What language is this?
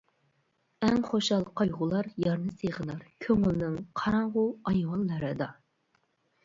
Uyghur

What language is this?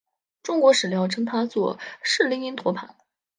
Chinese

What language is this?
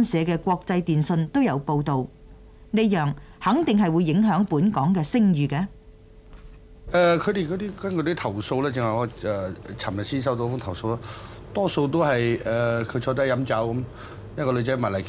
Chinese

